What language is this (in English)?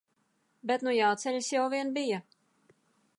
Latvian